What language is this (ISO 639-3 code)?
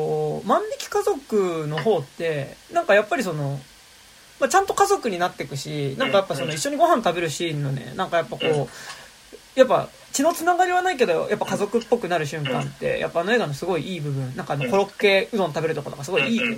jpn